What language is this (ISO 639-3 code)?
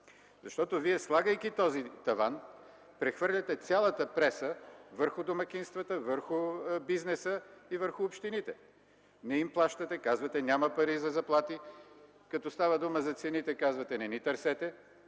bul